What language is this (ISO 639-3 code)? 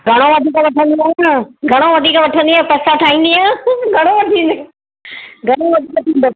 snd